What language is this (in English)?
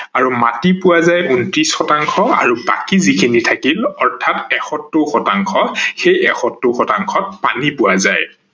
Assamese